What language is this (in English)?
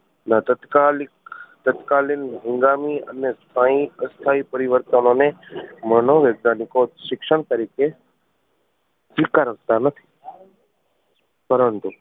Gujarati